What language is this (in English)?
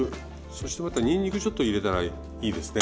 Japanese